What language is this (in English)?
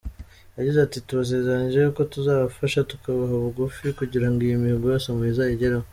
Kinyarwanda